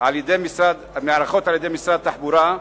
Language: Hebrew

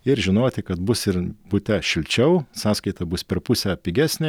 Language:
Lithuanian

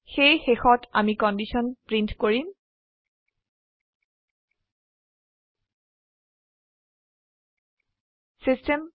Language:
Assamese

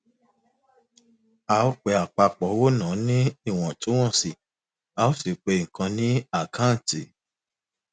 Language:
Yoruba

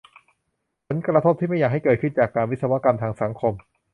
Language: Thai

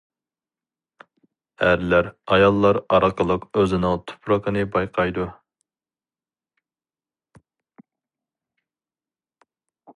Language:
Uyghur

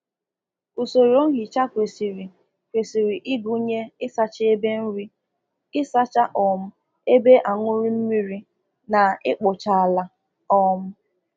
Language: Igbo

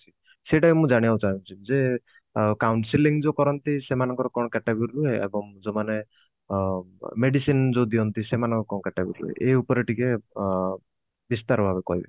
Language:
Odia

